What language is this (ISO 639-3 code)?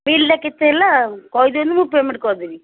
ori